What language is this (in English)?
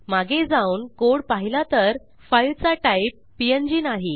Marathi